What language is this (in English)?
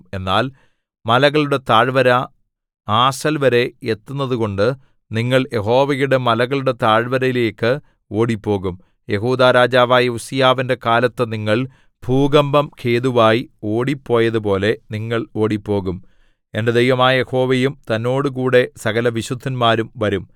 Malayalam